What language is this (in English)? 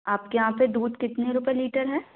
Hindi